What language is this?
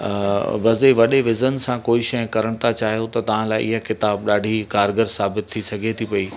Sindhi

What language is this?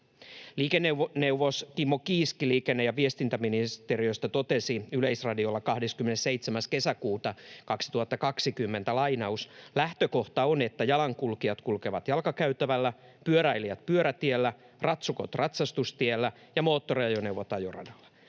Finnish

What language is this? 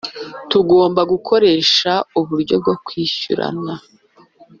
Kinyarwanda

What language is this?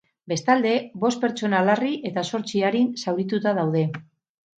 Basque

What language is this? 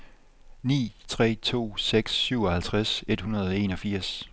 Danish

